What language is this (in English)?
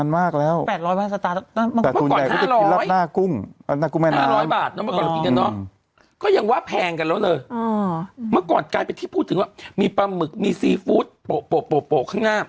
Thai